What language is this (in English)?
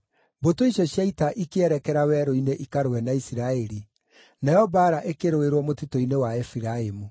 Kikuyu